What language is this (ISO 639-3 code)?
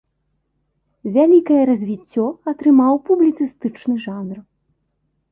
bel